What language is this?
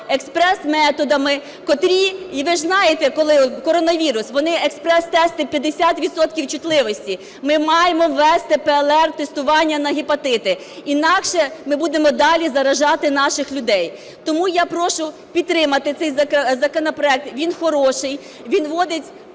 Ukrainian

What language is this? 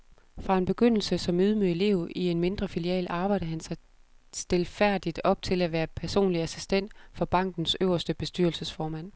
Danish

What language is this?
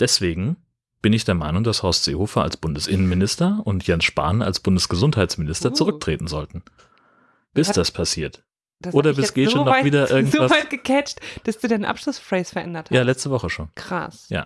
German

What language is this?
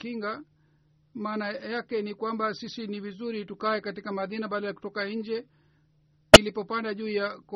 Swahili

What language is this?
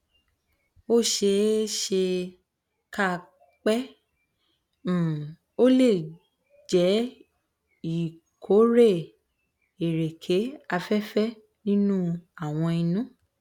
Yoruba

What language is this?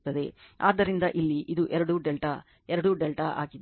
Kannada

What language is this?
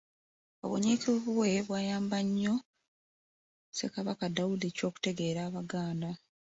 Ganda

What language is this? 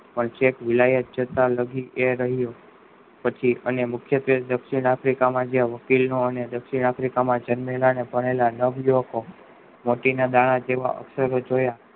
Gujarati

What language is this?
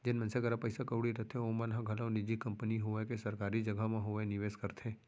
Chhattisgarhi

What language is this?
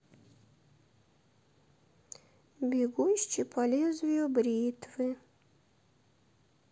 Russian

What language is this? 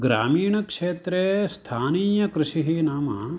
Sanskrit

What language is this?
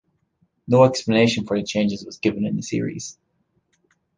English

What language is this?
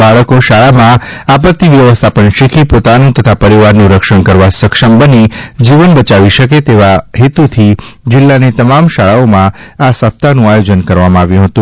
Gujarati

